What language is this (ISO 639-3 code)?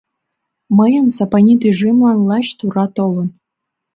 chm